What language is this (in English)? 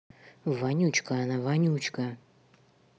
Russian